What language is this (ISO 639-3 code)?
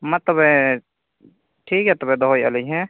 sat